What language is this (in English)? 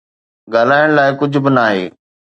Sindhi